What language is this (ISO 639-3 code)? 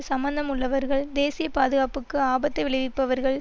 tam